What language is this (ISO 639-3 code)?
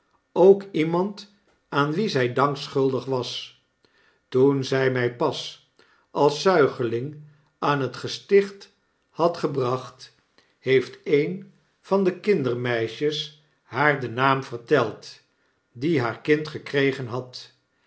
nld